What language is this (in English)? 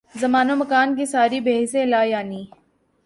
Urdu